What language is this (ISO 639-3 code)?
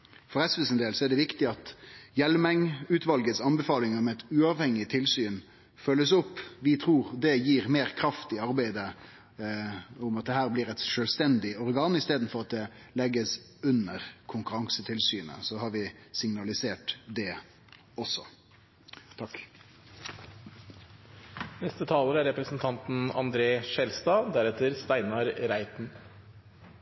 nno